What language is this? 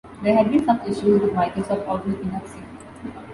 English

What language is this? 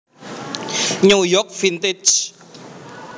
Javanese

